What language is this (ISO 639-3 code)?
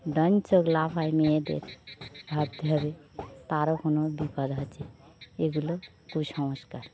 ben